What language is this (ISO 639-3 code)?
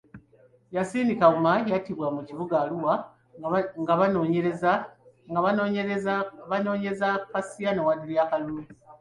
lug